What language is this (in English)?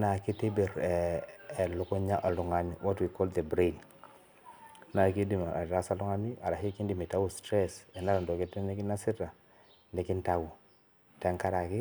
Masai